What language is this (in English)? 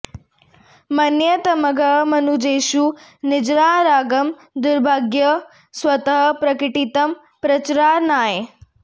Sanskrit